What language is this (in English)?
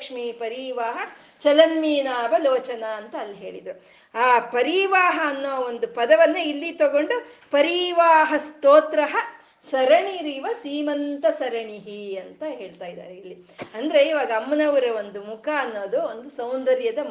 Kannada